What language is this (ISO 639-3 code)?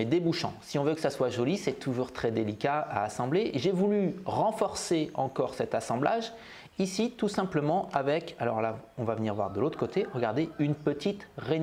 fra